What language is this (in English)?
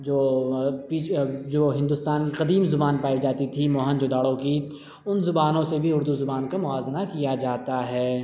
Urdu